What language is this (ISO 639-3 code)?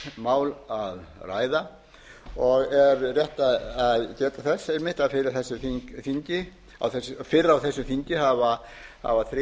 isl